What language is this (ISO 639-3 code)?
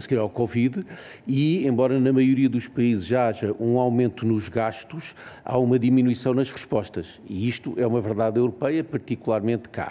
por